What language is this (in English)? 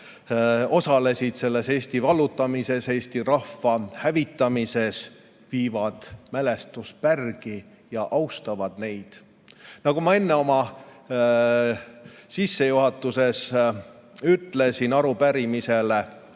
Estonian